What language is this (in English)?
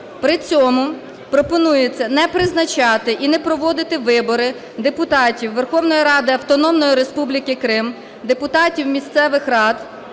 Ukrainian